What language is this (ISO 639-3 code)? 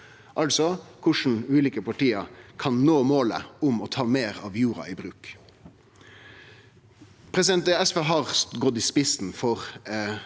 nor